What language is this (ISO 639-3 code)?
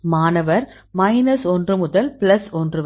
tam